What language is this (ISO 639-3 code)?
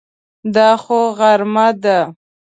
pus